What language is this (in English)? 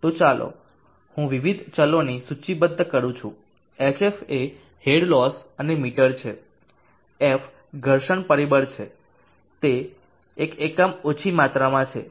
Gujarati